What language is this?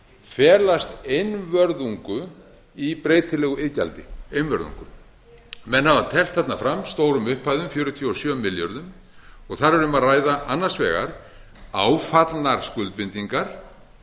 Icelandic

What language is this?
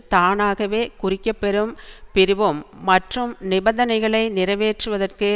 Tamil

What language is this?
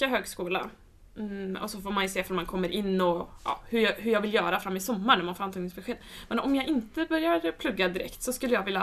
Swedish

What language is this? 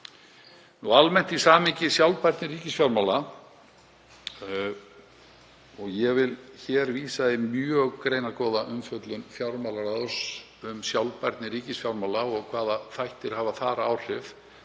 Icelandic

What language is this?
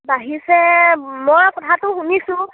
Assamese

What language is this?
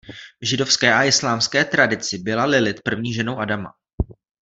Czech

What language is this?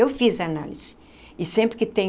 Portuguese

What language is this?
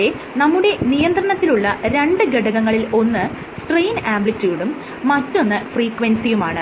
Malayalam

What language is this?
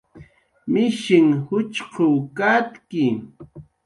Jaqaru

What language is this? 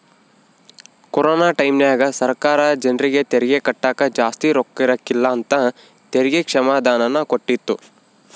Kannada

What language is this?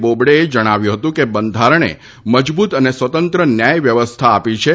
Gujarati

